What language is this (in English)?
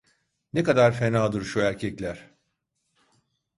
Turkish